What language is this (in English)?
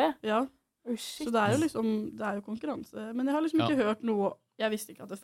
English